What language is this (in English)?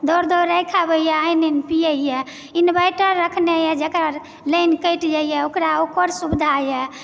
Maithili